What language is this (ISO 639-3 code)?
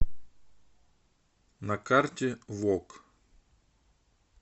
rus